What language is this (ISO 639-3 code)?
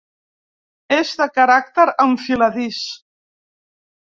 cat